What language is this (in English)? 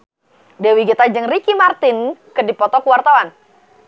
Sundanese